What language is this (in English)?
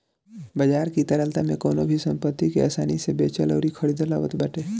Bhojpuri